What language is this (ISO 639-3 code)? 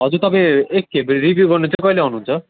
nep